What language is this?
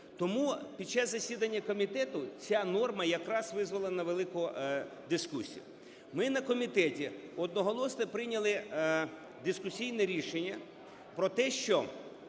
Ukrainian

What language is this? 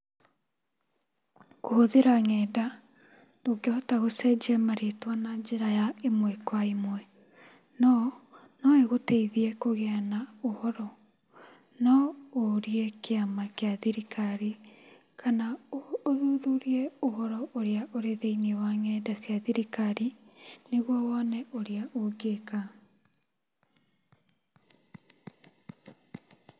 Kikuyu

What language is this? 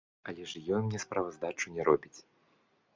Belarusian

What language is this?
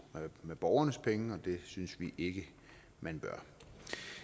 Danish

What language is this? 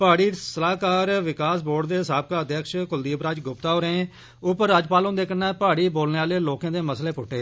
Dogri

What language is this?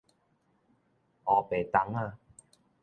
Min Nan Chinese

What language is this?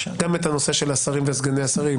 Hebrew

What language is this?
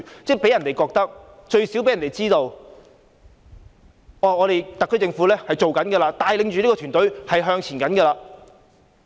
Cantonese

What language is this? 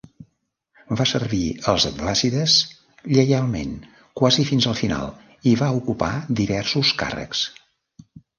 Catalan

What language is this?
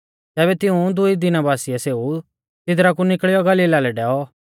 Mahasu Pahari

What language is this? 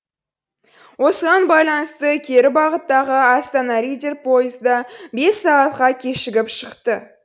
Kazakh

